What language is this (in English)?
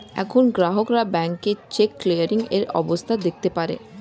Bangla